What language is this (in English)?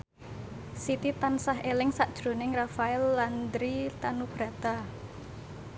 Javanese